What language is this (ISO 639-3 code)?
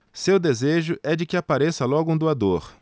por